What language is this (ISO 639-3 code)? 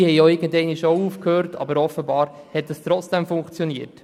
gsw